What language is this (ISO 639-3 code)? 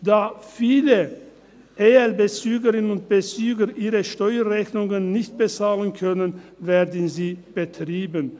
gsw